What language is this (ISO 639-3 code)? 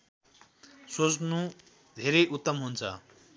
nep